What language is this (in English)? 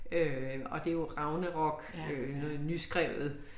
Danish